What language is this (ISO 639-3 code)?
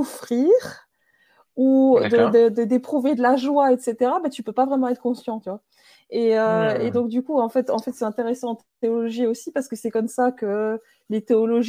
fra